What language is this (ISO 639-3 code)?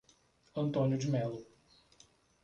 por